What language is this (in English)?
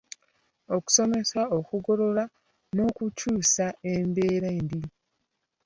Ganda